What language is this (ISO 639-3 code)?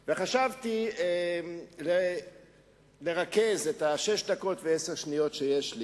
heb